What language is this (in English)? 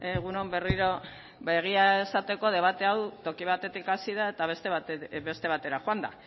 Basque